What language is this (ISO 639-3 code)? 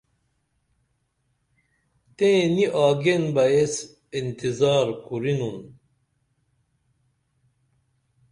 dml